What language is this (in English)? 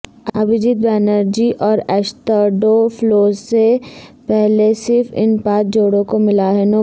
Urdu